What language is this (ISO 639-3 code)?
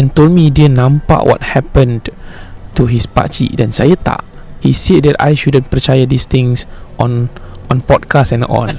msa